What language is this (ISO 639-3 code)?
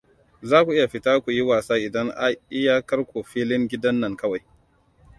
hau